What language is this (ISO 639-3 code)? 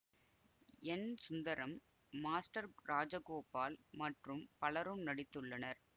tam